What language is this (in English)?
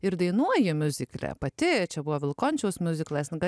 Lithuanian